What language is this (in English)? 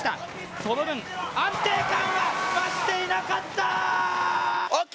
Japanese